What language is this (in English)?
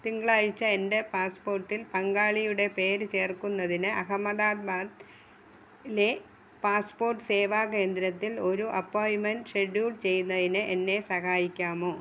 Malayalam